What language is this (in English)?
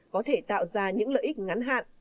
Vietnamese